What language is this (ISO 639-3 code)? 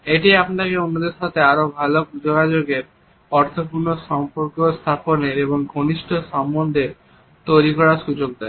ben